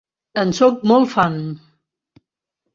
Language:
Catalan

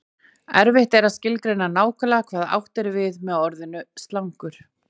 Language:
Icelandic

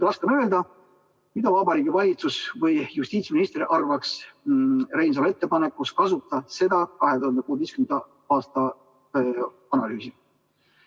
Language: Estonian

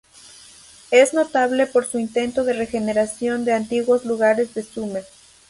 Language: Spanish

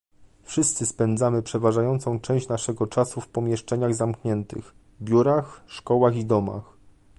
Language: Polish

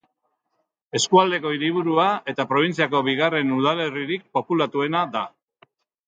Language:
Basque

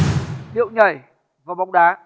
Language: Vietnamese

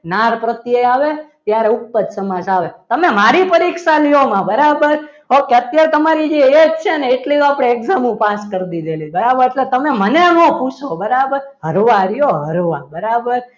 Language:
Gujarati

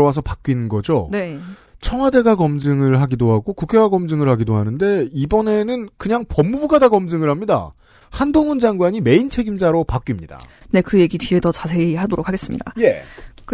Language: Korean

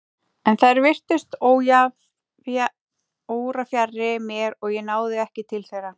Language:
Icelandic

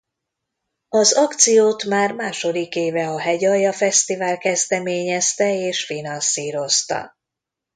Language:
Hungarian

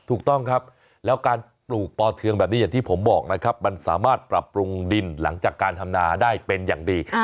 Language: Thai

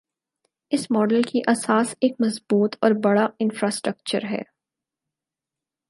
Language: Urdu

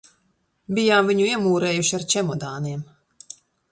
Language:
Latvian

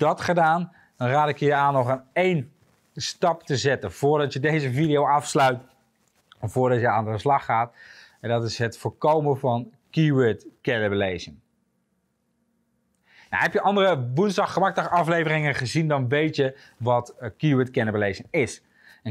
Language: Dutch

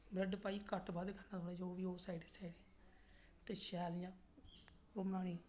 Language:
Dogri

